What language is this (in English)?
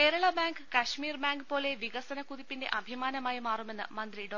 Malayalam